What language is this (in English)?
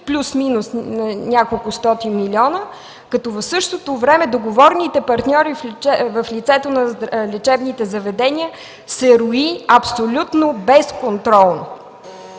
Bulgarian